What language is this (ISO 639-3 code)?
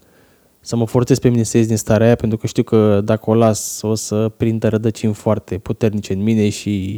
ron